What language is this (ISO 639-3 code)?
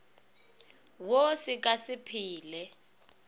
nso